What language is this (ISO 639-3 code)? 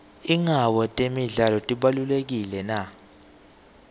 ssw